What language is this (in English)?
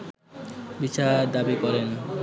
Bangla